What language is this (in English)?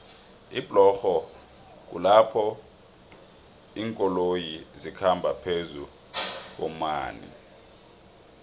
South Ndebele